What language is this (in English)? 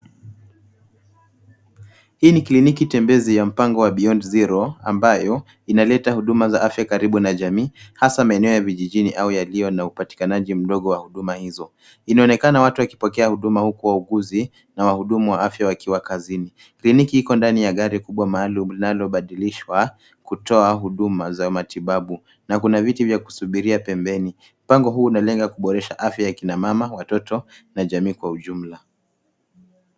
Swahili